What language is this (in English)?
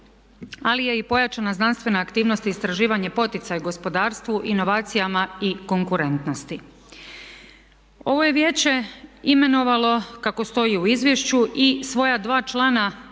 Croatian